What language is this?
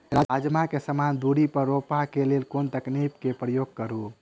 Maithili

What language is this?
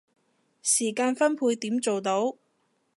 Cantonese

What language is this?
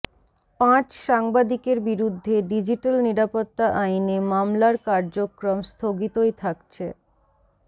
Bangla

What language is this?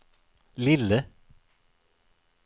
Swedish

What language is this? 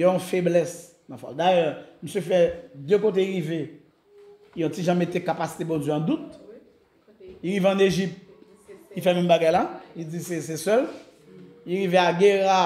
French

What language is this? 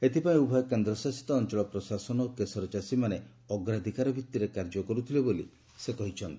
Odia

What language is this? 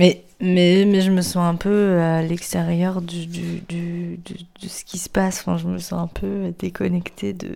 French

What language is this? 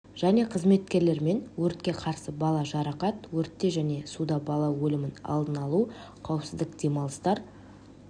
Kazakh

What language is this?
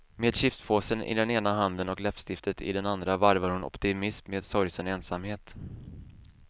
Swedish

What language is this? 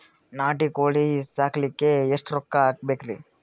Kannada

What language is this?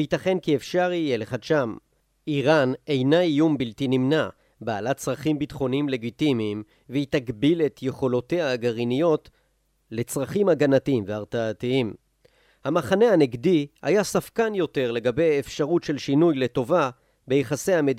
Hebrew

